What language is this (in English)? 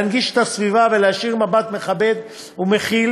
Hebrew